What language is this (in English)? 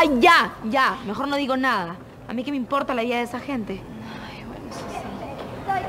Spanish